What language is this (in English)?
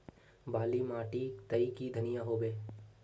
Magahi